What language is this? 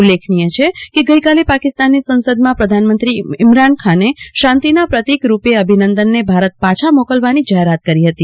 Gujarati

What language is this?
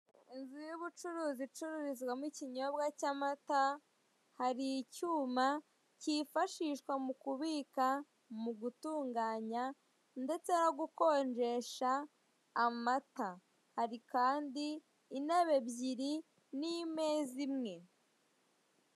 Kinyarwanda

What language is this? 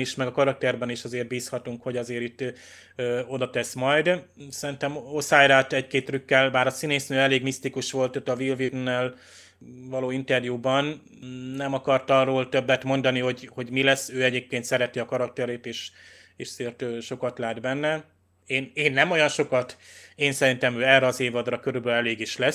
Hungarian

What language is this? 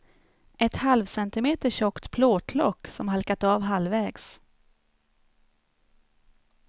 Swedish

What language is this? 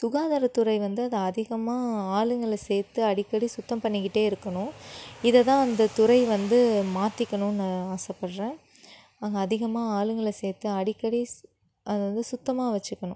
Tamil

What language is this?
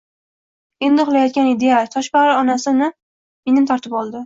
Uzbek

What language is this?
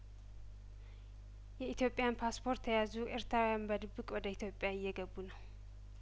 Amharic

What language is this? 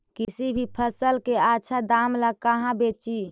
Magahi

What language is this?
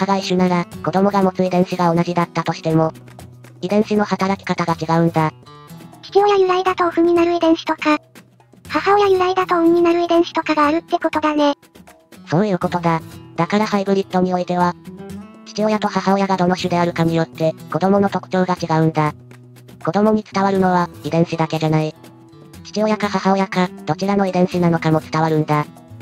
Japanese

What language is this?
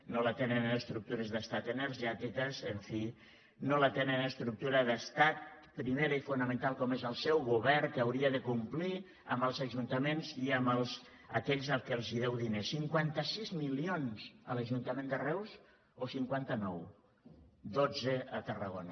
Catalan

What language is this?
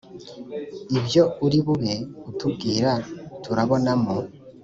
Kinyarwanda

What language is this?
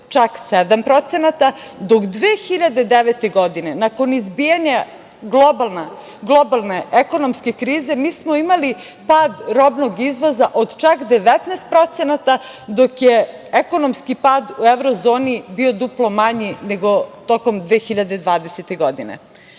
Serbian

